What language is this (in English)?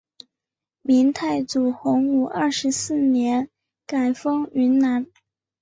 Chinese